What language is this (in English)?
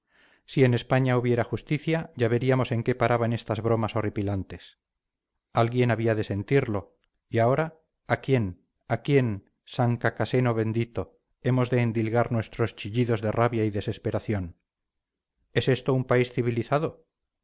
Spanish